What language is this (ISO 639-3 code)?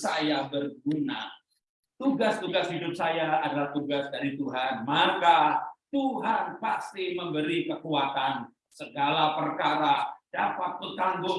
ind